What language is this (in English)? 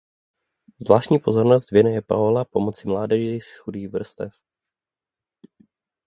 Czech